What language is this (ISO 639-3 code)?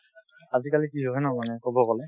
asm